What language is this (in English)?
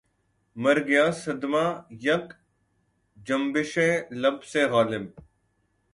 Urdu